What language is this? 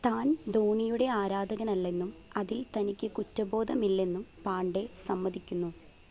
Malayalam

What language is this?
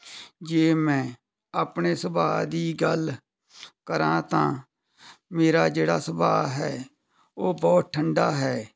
Punjabi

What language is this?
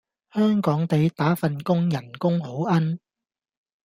Cantonese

